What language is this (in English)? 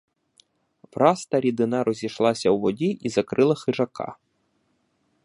Ukrainian